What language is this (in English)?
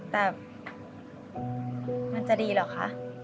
Thai